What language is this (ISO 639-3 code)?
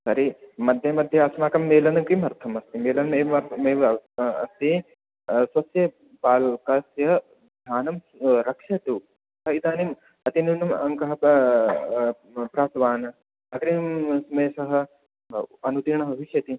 san